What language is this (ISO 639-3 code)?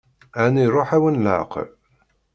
kab